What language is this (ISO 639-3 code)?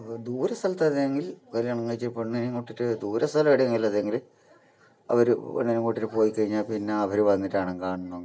mal